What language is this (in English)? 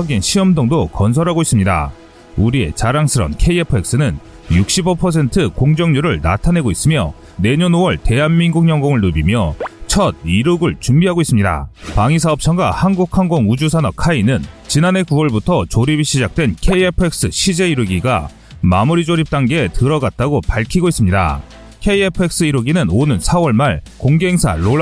Korean